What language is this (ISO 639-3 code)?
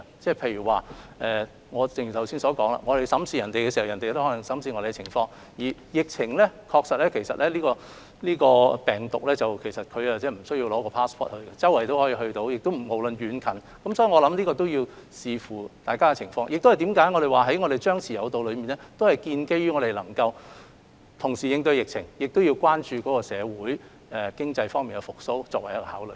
yue